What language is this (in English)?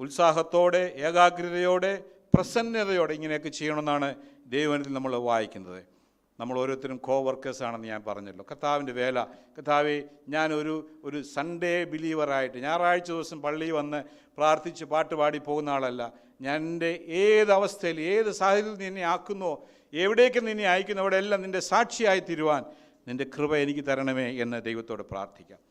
Malayalam